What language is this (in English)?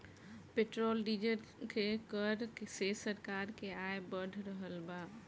Bhojpuri